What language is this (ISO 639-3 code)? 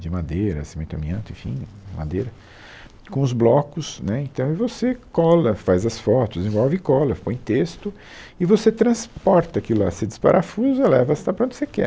por